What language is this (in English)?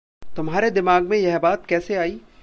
Hindi